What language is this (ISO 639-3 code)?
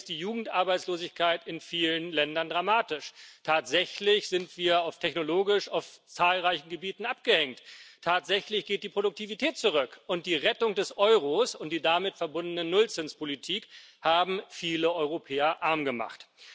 deu